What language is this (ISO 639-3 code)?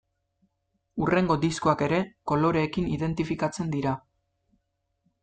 eus